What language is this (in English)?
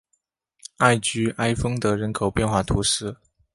Chinese